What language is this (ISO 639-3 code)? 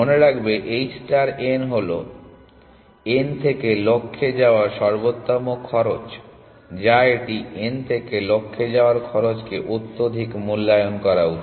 ben